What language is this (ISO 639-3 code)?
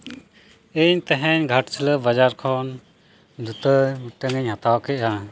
sat